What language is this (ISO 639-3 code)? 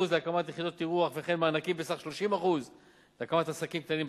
heb